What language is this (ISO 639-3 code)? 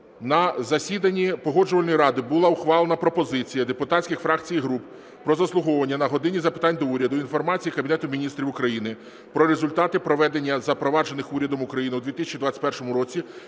ukr